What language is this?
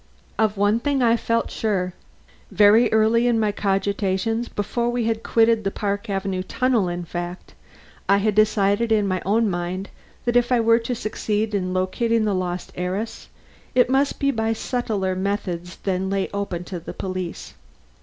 English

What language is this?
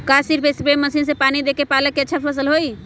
Magahi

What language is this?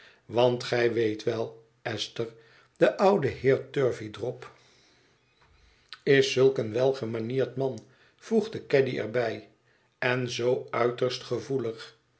Dutch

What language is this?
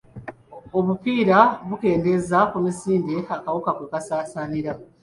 Ganda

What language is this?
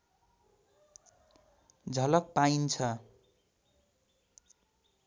Nepali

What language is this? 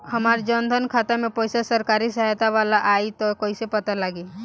Bhojpuri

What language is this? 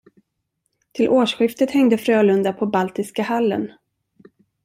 Swedish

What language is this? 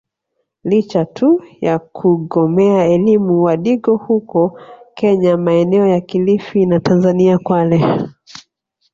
Swahili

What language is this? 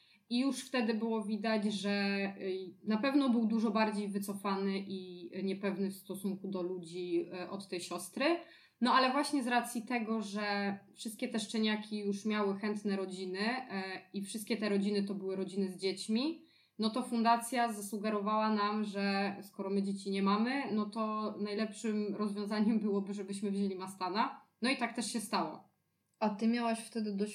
Polish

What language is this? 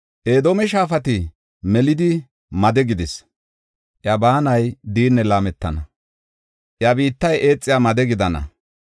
Gofa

